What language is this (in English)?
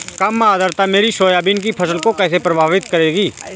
Hindi